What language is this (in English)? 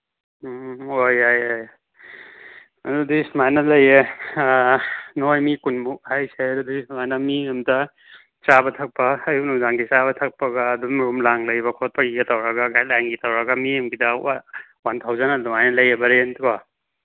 Manipuri